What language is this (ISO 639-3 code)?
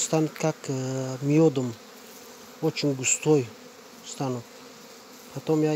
rus